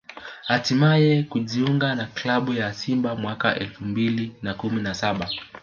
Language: Swahili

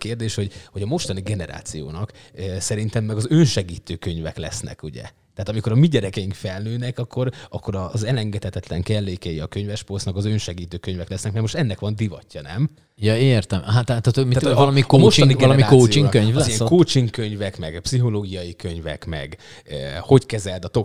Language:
Hungarian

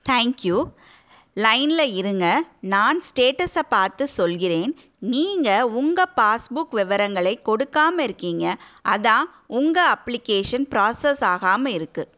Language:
Tamil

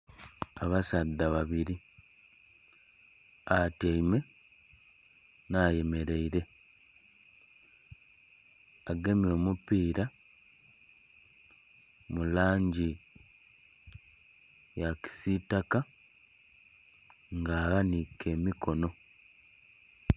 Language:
Soga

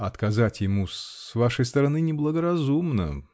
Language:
Russian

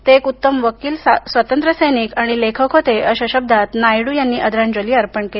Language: Marathi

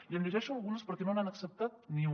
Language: Catalan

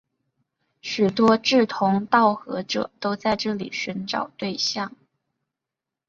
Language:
Chinese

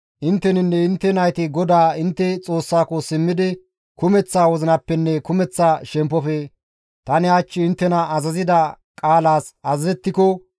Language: Gamo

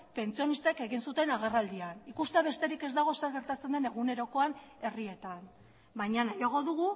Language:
Basque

